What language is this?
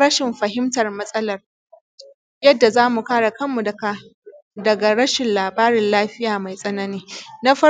Hausa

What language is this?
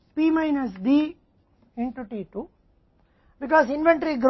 Hindi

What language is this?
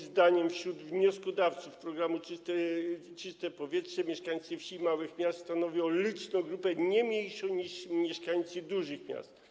Polish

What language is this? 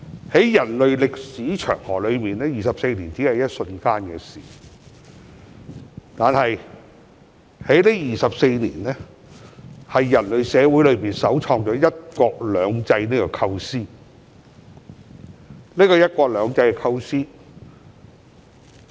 Cantonese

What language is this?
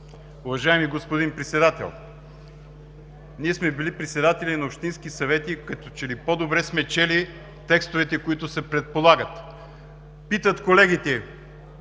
Bulgarian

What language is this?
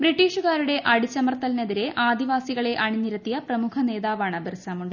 Malayalam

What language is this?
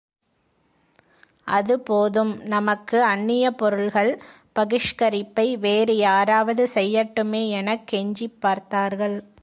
Tamil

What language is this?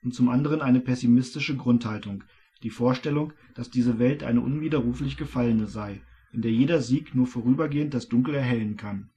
German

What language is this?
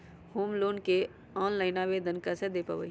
Magahi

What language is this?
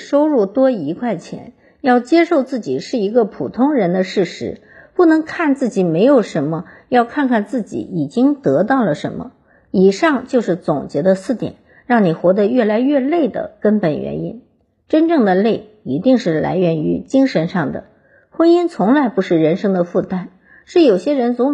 Chinese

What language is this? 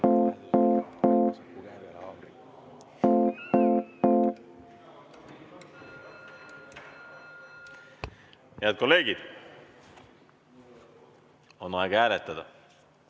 Estonian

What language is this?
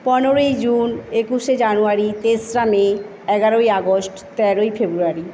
Bangla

